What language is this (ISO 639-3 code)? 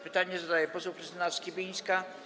pol